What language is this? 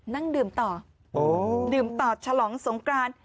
Thai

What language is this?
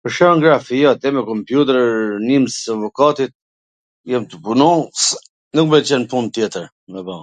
Gheg Albanian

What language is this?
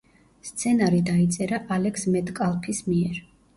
Georgian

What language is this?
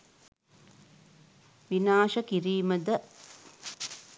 Sinhala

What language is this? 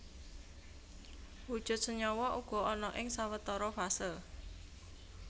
Javanese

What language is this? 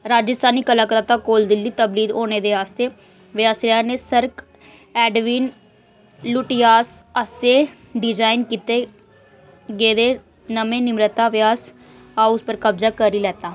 Dogri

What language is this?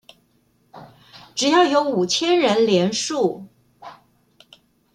Chinese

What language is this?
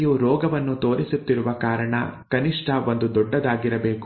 Kannada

